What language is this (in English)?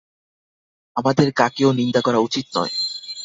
Bangla